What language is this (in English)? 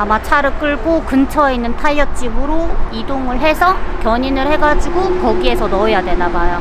Korean